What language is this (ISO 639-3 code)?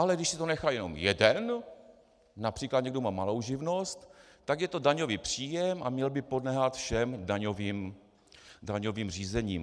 ces